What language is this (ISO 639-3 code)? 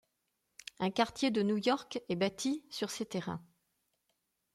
fra